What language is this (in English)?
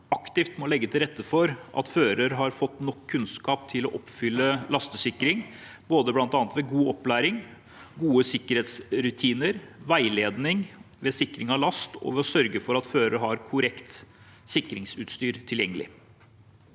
Norwegian